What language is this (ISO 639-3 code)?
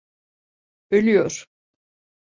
tur